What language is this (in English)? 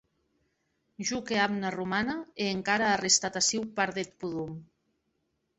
Occitan